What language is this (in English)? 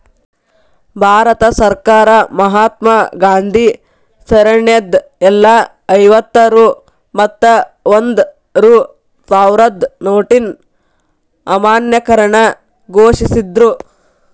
Kannada